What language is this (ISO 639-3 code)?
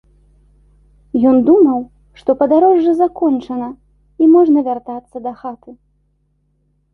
bel